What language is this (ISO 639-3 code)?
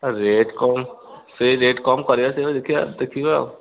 ori